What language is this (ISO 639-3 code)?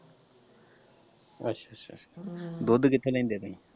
pan